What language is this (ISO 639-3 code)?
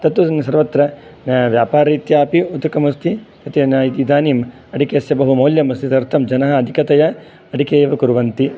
san